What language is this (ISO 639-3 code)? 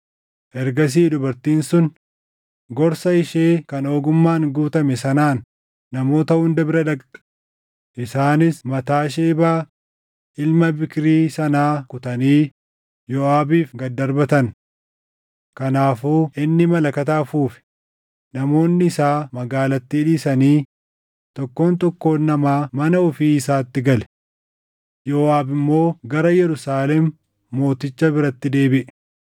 orm